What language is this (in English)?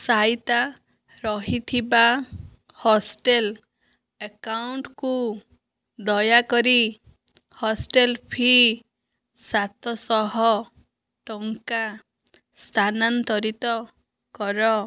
Odia